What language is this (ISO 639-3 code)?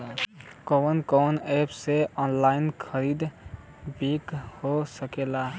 bho